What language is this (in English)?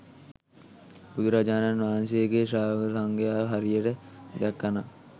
Sinhala